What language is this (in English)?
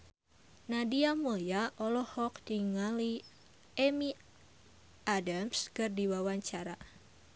Sundanese